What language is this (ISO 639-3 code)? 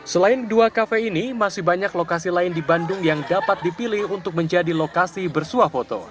ind